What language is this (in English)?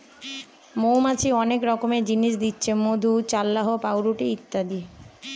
Bangla